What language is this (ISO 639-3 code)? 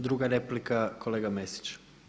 hrv